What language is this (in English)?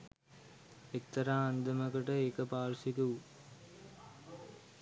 Sinhala